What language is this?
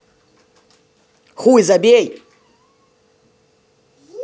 Russian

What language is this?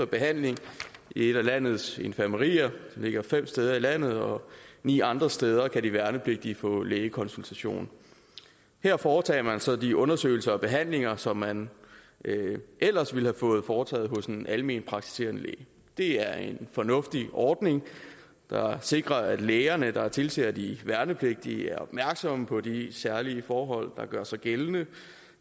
Danish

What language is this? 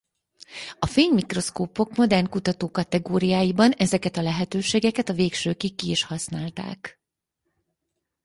Hungarian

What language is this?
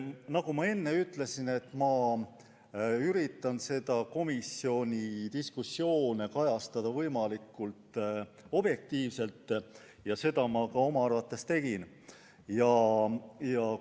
Estonian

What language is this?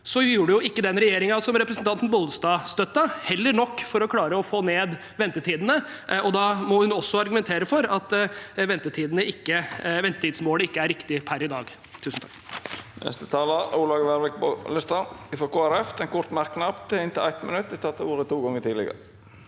Norwegian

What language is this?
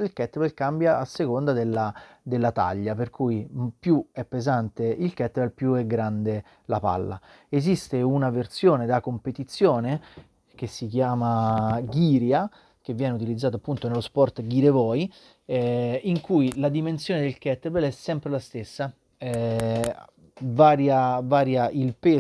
Italian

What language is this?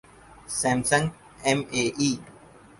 Urdu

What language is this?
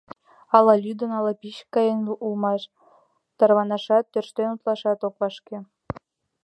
Mari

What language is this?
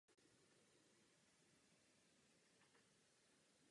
Czech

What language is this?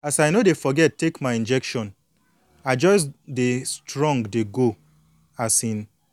Nigerian Pidgin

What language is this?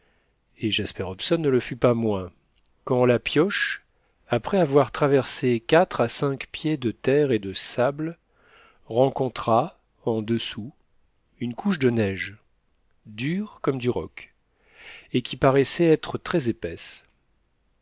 French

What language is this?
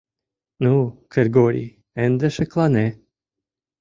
Mari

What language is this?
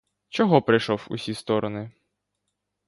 Ukrainian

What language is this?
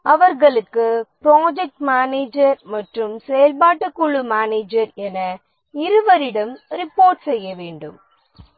Tamil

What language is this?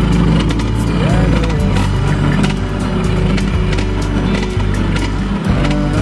Indonesian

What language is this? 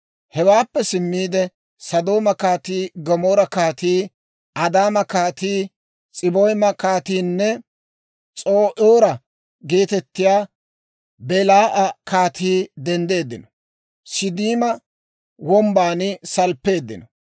Dawro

